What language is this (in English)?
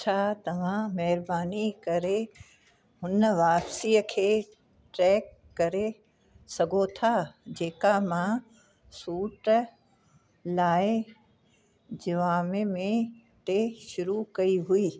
Sindhi